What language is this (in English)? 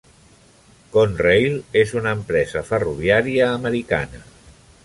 Catalan